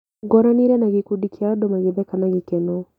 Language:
Kikuyu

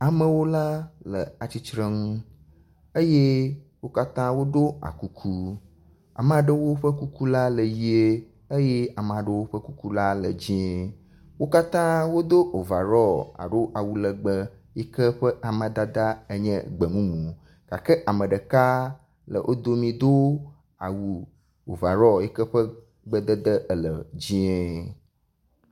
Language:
Ewe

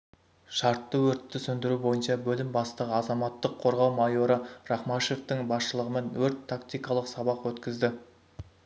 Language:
Kazakh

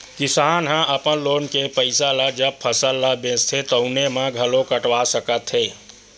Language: Chhattisgarhi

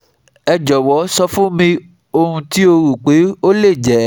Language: Yoruba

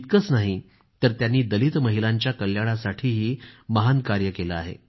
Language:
Marathi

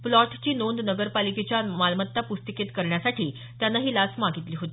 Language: Marathi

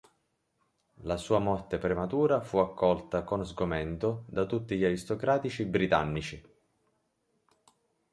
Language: Italian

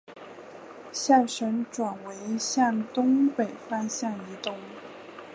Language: Chinese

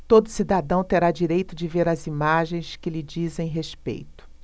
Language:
Portuguese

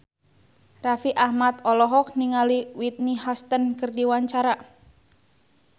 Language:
Sundanese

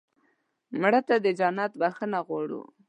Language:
Pashto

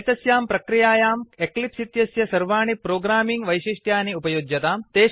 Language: Sanskrit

